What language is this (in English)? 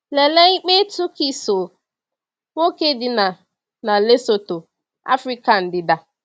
Igbo